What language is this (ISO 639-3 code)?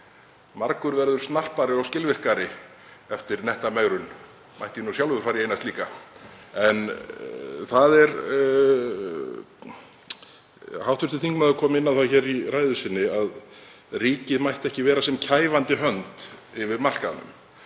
isl